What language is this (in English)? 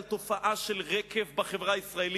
Hebrew